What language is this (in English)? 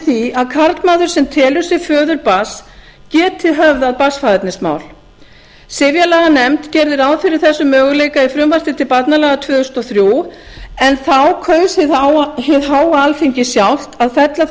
Icelandic